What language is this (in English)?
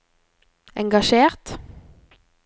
Norwegian